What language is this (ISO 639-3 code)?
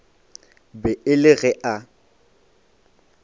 nso